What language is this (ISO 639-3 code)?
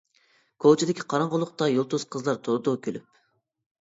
uig